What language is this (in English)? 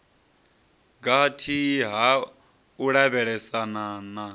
Venda